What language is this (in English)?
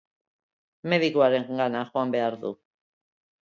Basque